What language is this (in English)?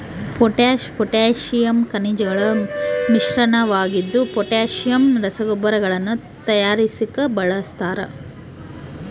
Kannada